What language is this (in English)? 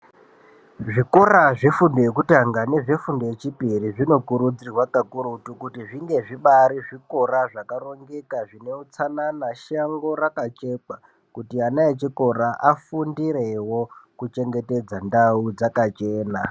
Ndau